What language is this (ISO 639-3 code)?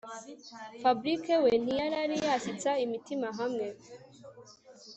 kin